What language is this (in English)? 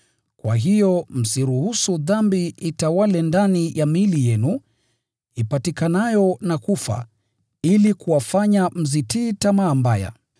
Swahili